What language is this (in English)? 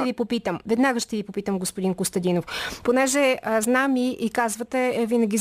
Bulgarian